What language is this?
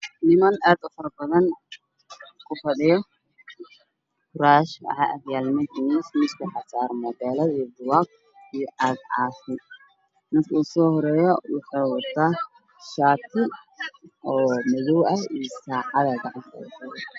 Somali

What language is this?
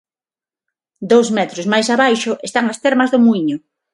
Galician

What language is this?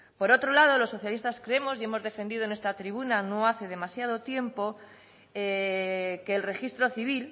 Spanish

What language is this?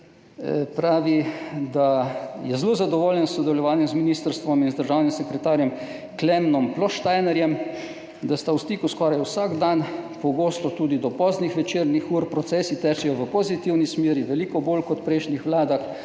Slovenian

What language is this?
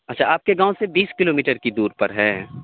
Urdu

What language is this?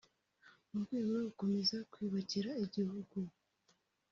Kinyarwanda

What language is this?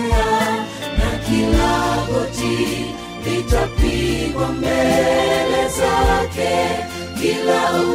Swahili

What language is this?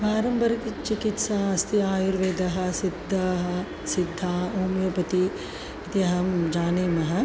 Sanskrit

